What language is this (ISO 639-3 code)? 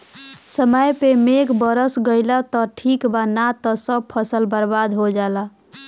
bho